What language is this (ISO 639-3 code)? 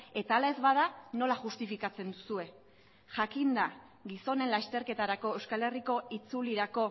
eus